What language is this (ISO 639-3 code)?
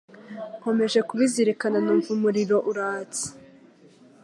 kin